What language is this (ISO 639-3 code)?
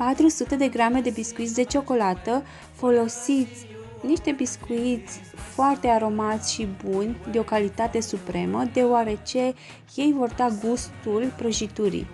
ron